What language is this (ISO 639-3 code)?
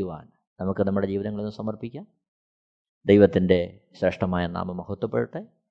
mal